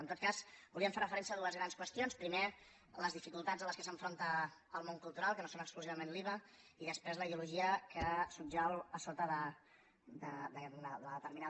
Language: Catalan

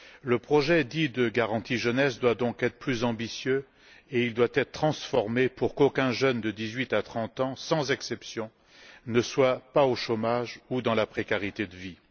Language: French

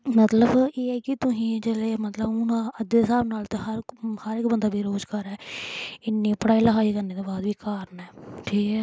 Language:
Dogri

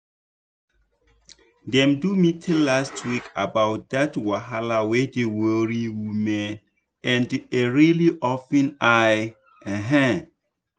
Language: Nigerian Pidgin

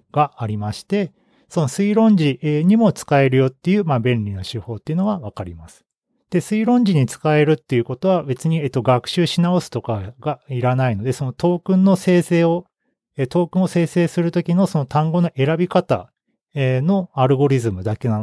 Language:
Japanese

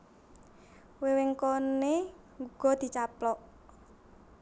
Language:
Javanese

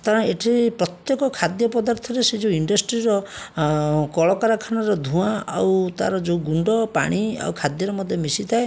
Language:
Odia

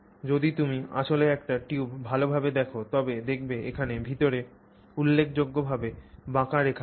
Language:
Bangla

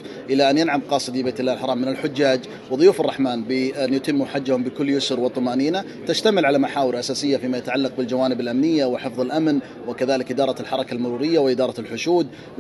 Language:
Arabic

